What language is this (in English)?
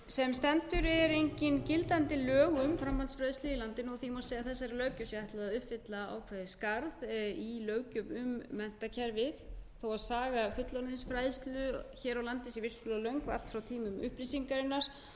Icelandic